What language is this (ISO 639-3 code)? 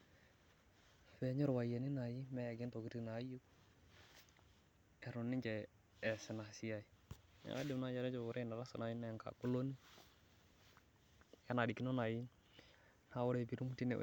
mas